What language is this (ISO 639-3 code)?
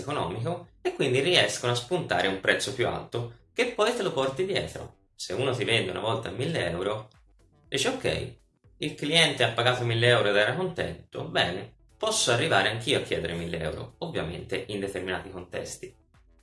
ita